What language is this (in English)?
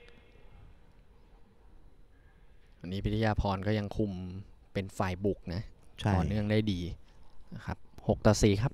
Thai